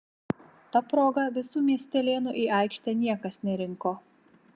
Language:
Lithuanian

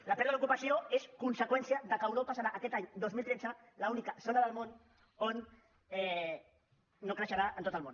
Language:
Catalan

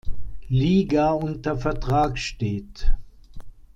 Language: German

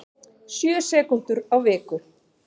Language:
Icelandic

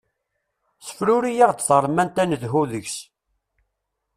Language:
Kabyle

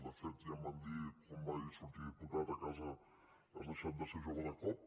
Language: Catalan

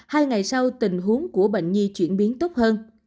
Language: Vietnamese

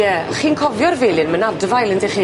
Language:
Welsh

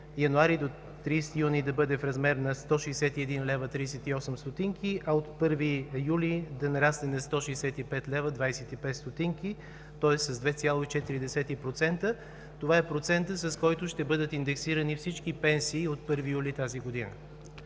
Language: Bulgarian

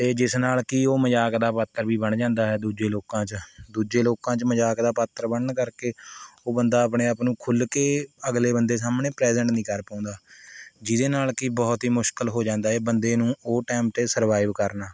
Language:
Punjabi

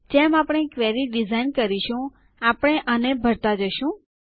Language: Gujarati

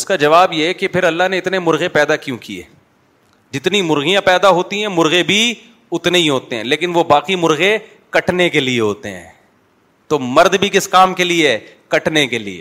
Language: Urdu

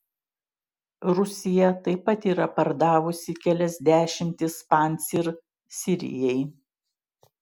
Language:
Lithuanian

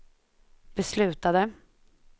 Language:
Swedish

